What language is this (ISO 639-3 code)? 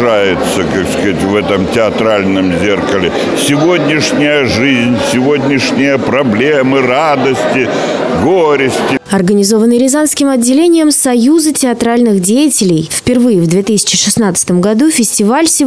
rus